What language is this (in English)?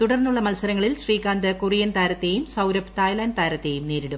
Malayalam